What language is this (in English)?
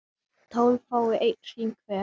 Icelandic